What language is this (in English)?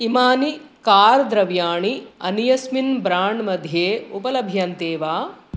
Sanskrit